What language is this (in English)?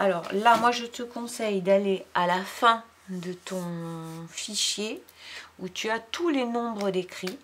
French